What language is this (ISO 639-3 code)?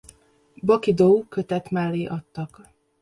hun